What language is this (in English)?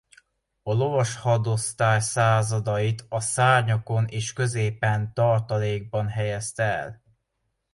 Hungarian